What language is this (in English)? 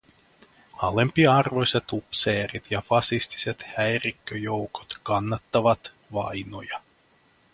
Finnish